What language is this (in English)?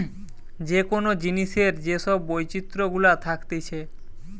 Bangla